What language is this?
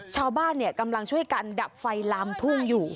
Thai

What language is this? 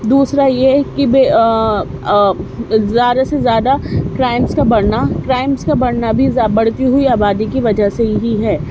Urdu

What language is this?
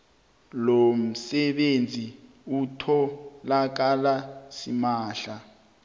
South Ndebele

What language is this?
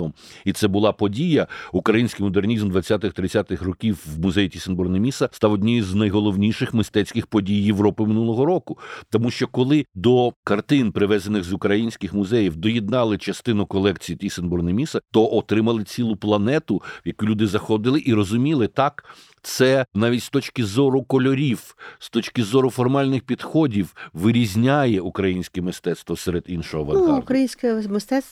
Ukrainian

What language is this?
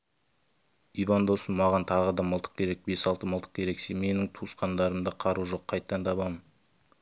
Kazakh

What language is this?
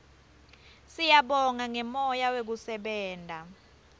Swati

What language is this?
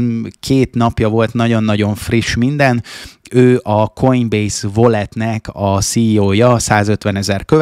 Hungarian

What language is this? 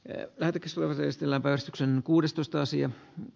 Finnish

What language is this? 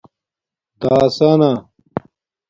Domaaki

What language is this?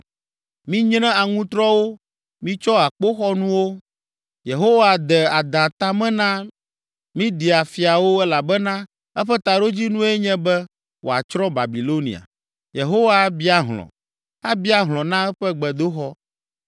Ewe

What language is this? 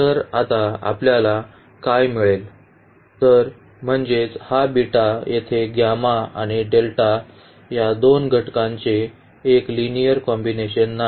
Marathi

